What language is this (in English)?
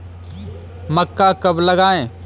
Hindi